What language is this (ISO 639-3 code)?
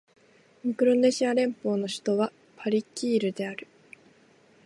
jpn